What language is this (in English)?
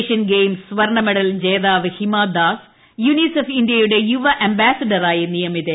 Malayalam